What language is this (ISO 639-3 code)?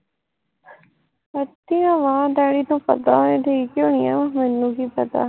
pan